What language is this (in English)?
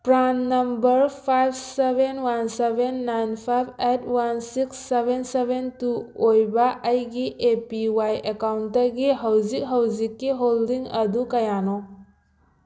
Manipuri